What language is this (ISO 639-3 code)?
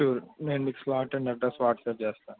tel